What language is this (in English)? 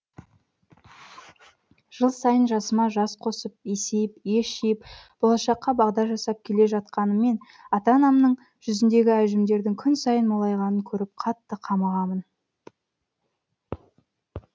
Kazakh